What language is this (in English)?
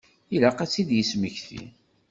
Kabyle